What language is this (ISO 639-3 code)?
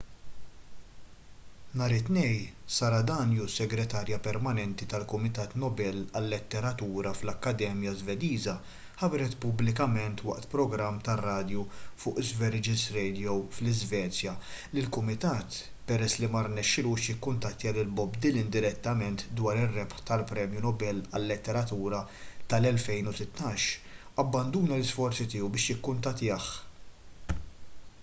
mlt